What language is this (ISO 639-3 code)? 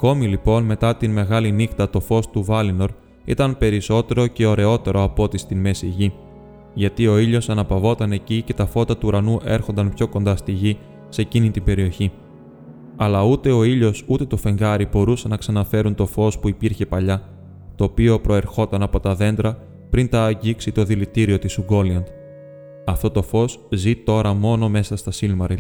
ell